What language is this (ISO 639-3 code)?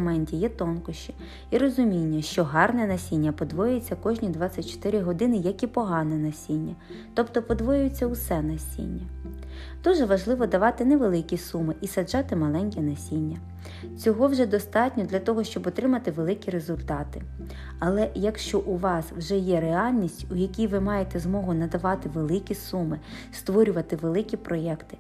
ukr